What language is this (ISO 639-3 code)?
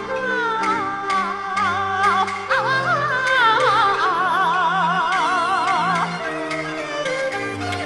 zho